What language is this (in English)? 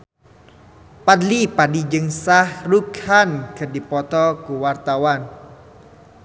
Sundanese